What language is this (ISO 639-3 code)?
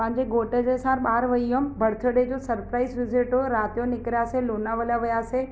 snd